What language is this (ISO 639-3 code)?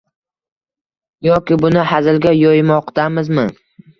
uzb